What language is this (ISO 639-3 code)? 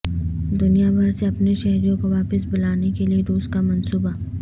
urd